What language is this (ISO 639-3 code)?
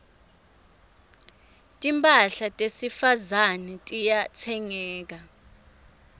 ssw